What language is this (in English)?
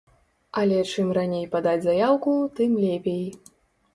Belarusian